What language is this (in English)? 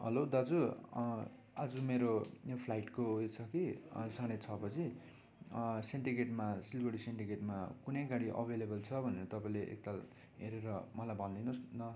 Nepali